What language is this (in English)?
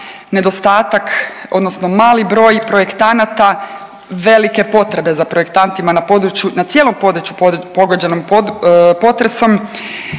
Croatian